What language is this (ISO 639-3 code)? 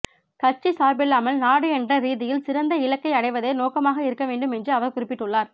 tam